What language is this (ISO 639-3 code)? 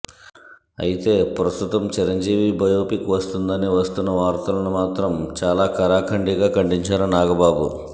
tel